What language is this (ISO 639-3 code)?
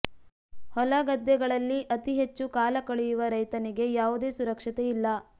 kan